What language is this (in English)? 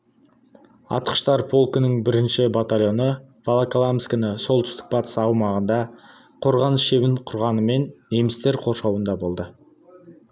Kazakh